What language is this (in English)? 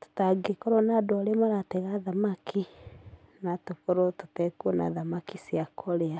Kikuyu